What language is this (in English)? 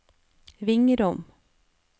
Norwegian